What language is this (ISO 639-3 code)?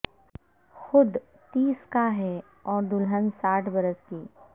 urd